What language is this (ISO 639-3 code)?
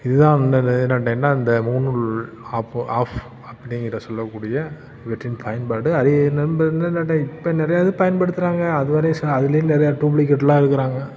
tam